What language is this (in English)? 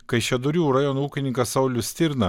Lithuanian